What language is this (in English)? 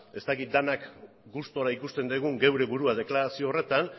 Basque